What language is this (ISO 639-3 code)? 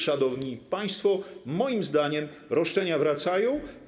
pol